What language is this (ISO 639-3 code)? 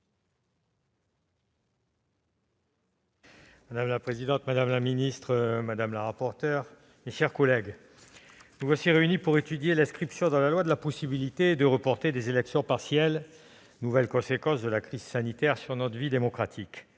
fra